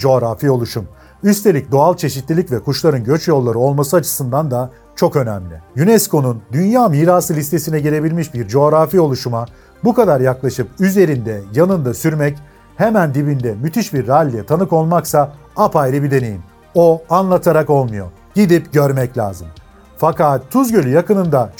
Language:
Turkish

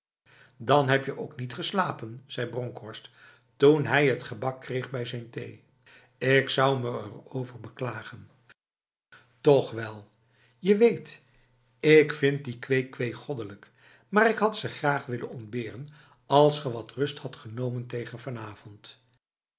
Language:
Dutch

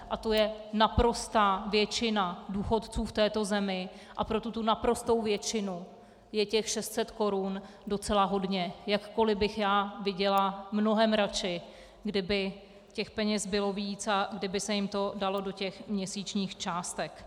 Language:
Czech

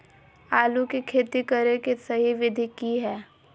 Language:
Magahi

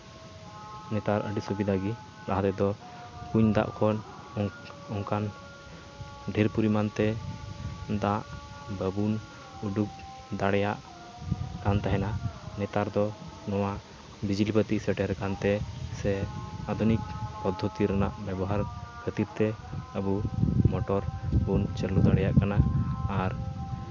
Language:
Santali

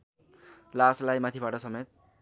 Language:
Nepali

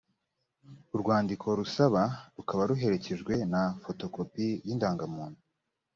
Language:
Kinyarwanda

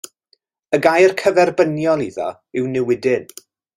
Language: Welsh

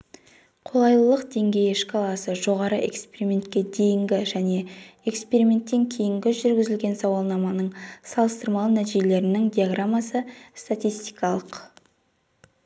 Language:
Kazakh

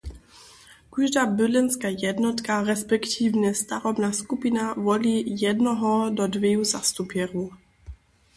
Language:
Upper Sorbian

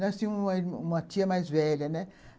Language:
Portuguese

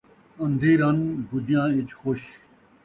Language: Saraiki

